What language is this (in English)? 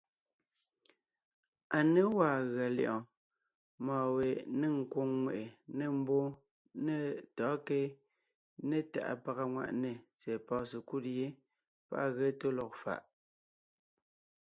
Ngiemboon